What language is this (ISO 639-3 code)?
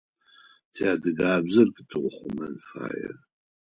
ady